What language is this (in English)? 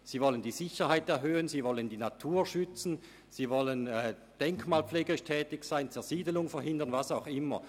Swiss German